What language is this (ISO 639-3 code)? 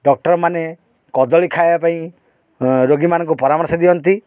ori